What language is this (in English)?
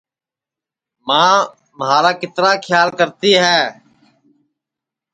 Sansi